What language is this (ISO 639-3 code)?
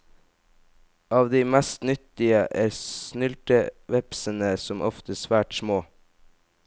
nor